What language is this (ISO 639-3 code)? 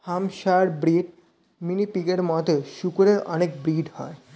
ben